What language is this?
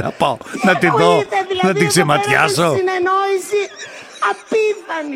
Greek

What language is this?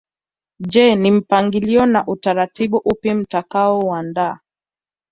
Swahili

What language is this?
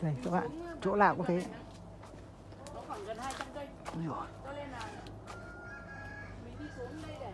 Vietnamese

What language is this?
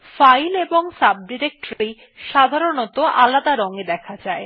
Bangla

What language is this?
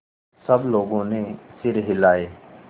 Hindi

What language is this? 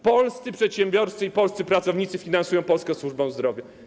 Polish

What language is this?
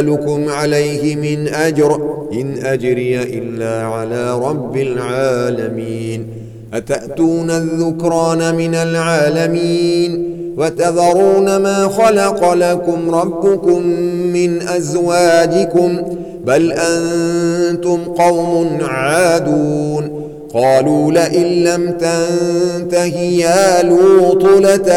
Arabic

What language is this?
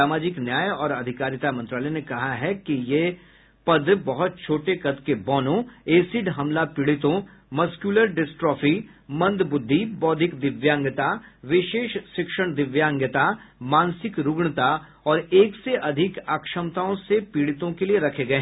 Hindi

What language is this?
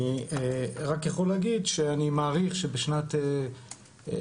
Hebrew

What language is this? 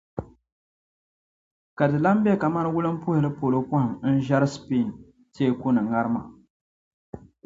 Dagbani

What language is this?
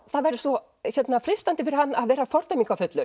Icelandic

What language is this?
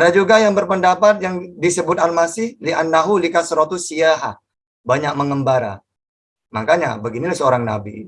Indonesian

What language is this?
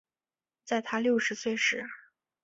Chinese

